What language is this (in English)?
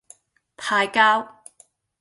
Cantonese